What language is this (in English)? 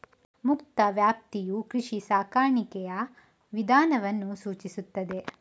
Kannada